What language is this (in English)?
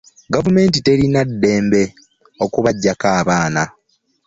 Ganda